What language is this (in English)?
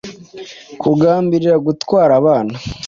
Kinyarwanda